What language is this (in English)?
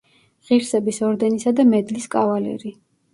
Georgian